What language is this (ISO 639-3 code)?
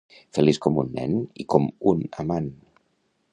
cat